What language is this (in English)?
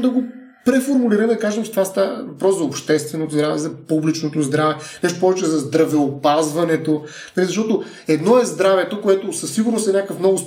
Bulgarian